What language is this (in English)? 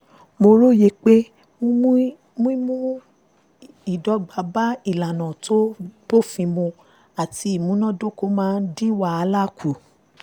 Yoruba